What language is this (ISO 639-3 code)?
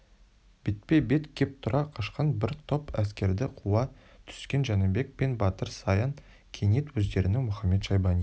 kaz